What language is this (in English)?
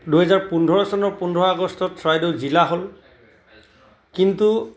Assamese